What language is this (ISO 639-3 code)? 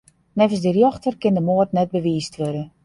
fry